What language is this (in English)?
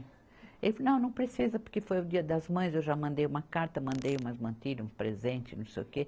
Portuguese